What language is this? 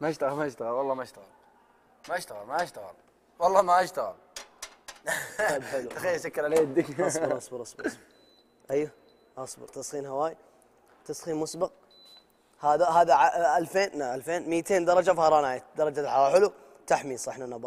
Arabic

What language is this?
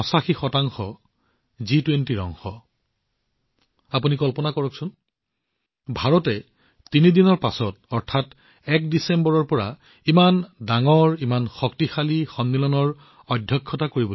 Assamese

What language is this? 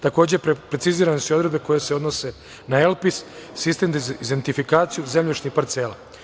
Serbian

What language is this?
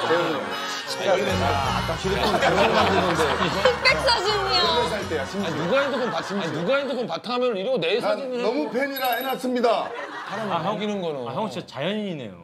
Korean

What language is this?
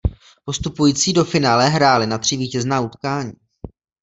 Czech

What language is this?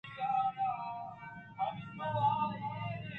Eastern Balochi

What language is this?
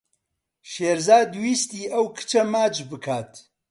Central Kurdish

